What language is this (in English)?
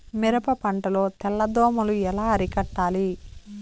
Telugu